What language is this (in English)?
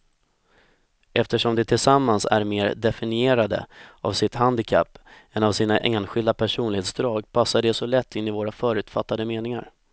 Swedish